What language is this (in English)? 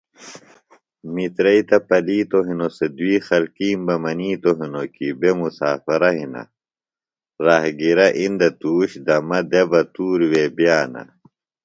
Phalura